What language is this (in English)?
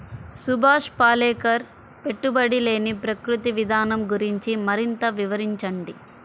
Telugu